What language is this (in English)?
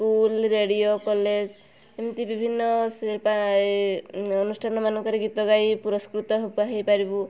Odia